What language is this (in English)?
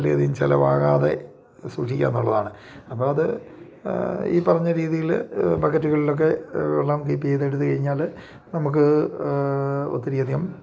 Malayalam